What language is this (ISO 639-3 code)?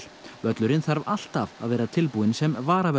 isl